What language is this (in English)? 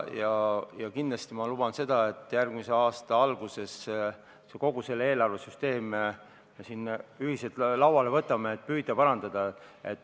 Estonian